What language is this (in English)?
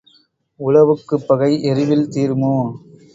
Tamil